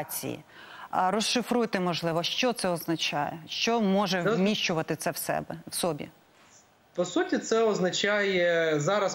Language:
Ukrainian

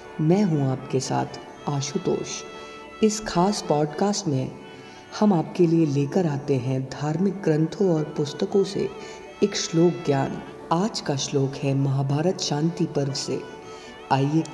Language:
Hindi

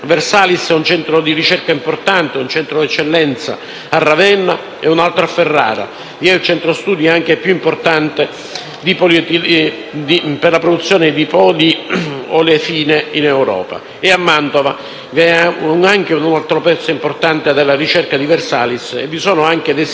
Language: Italian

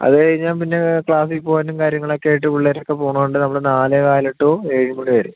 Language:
Malayalam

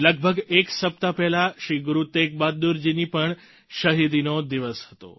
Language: Gujarati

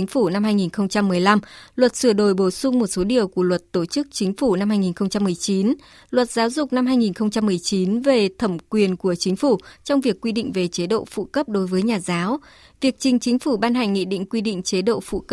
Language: Vietnamese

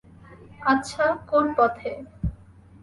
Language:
Bangla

